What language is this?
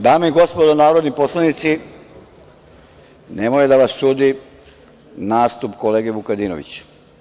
Serbian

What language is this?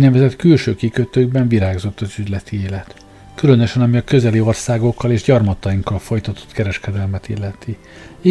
Hungarian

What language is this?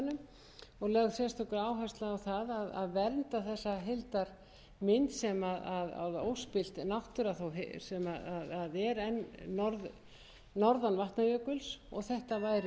Icelandic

